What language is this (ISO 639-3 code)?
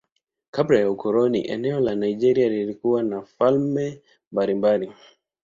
swa